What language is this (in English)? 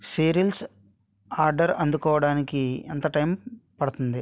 Telugu